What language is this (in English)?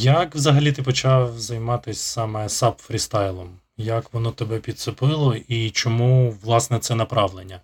Ukrainian